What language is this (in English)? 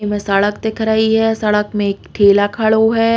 Bundeli